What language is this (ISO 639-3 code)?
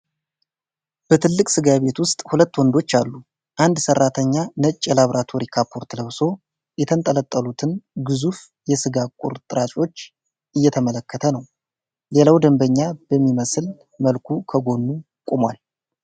amh